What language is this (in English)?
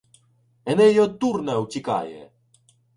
Ukrainian